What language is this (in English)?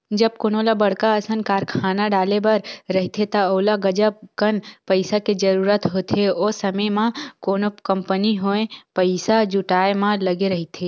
Chhattisgarhi